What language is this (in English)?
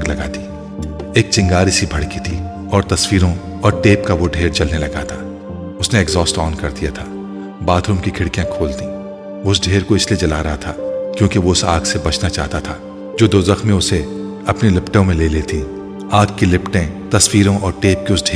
Urdu